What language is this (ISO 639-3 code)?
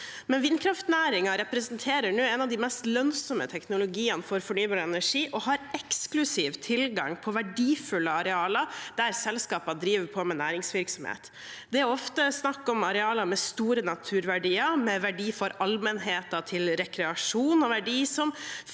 nor